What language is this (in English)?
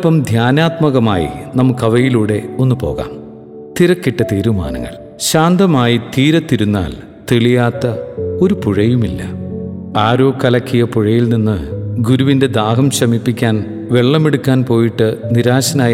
Malayalam